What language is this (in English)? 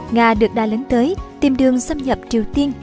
Vietnamese